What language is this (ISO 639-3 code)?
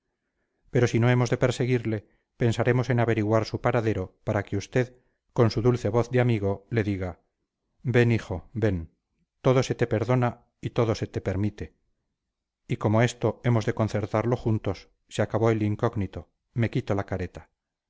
spa